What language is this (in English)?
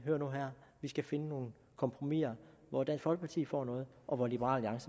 Danish